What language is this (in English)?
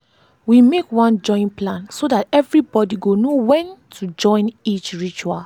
Nigerian Pidgin